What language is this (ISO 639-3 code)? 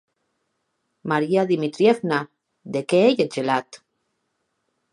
oci